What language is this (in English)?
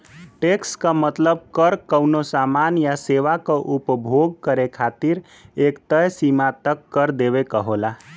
Bhojpuri